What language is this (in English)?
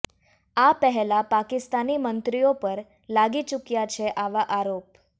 Gujarati